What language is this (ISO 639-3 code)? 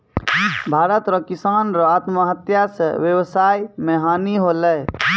mai